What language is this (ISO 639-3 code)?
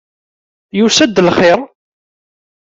kab